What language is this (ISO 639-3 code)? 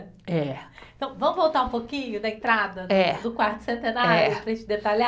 por